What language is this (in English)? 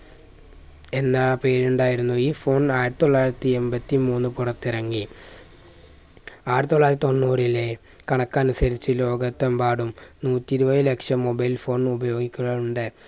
Malayalam